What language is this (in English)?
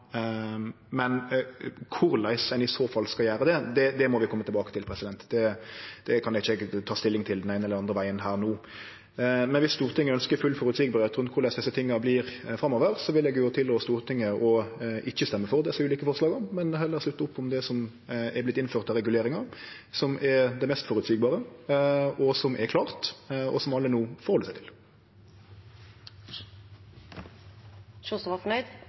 Norwegian Nynorsk